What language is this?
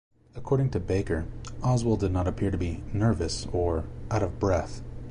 English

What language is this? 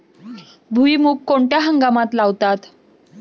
Marathi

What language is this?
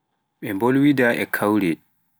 Pular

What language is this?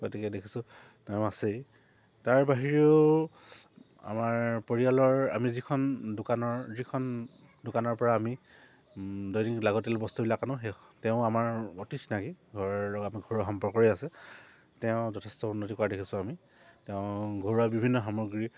Assamese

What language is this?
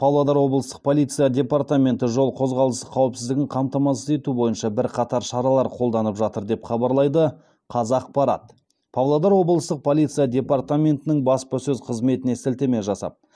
Kazakh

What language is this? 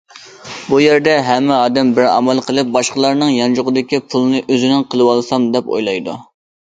Uyghur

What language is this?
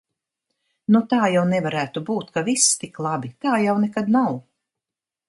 Latvian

